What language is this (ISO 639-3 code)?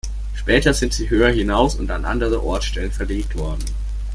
deu